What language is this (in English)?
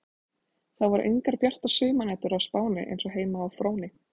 Icelandic